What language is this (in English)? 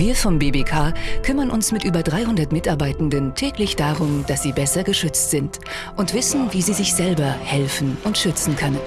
German